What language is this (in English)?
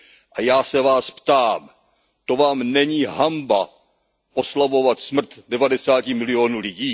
Czech